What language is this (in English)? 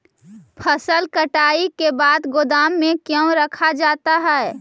Magahi